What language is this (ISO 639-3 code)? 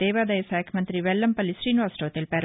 tel